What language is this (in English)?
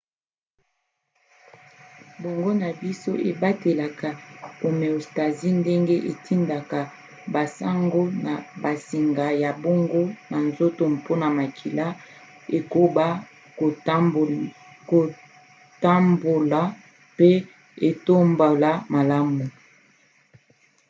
Lingala